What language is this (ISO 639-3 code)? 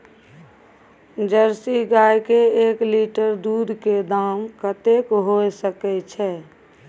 mai